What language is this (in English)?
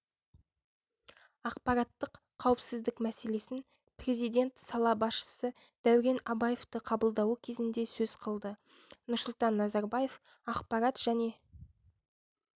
Kazakh